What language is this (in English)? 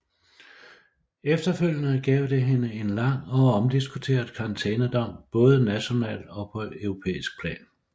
Danish